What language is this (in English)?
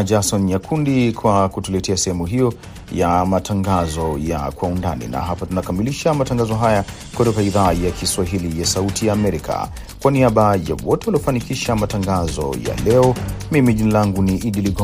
Swahili